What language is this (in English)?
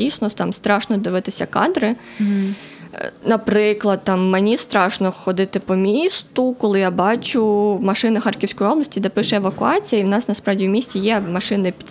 Ukrainian